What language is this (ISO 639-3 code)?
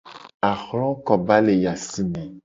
gej